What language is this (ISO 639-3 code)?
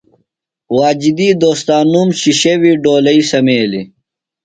phl